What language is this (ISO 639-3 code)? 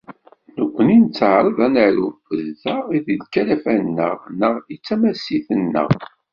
kab